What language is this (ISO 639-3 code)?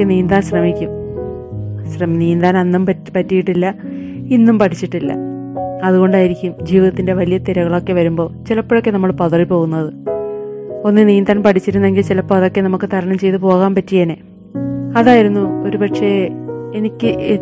mal